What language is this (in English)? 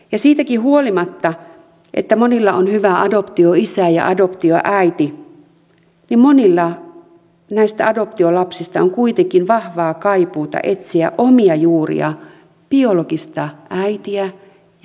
Finnish